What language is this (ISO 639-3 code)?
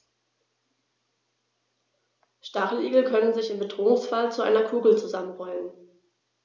deu